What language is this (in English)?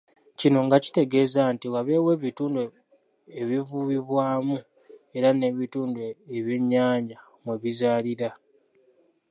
Ganda